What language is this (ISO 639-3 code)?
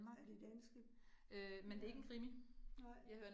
dan